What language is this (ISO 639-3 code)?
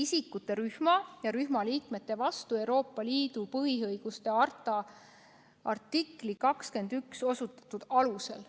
est